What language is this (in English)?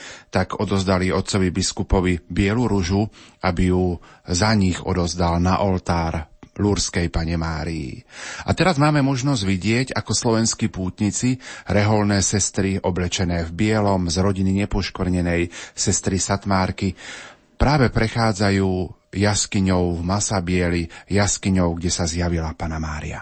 Slovak